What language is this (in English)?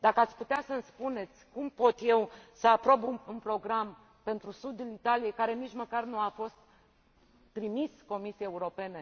Romanian